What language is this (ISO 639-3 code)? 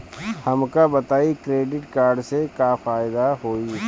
bho